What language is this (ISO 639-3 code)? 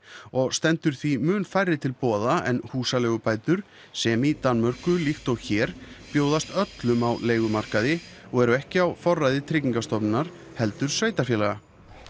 isl